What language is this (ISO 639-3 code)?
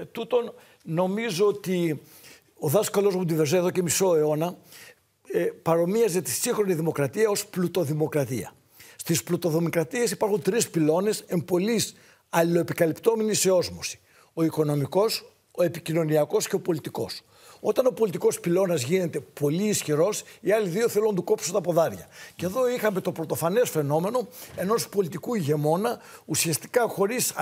ell